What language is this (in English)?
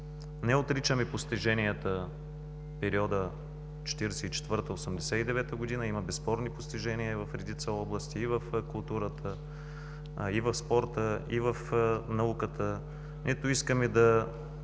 Bulgarian